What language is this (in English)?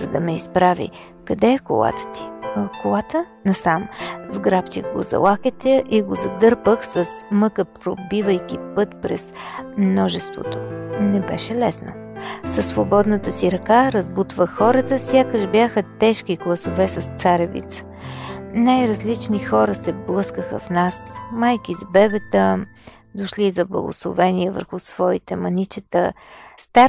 Bulgarian